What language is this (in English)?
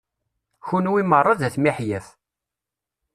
Kabyle